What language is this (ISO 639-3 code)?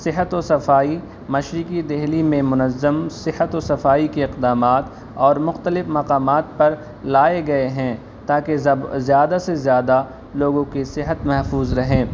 urd